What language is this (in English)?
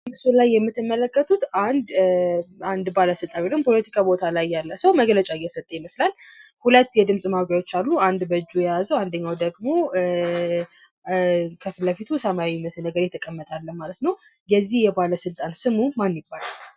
Amharic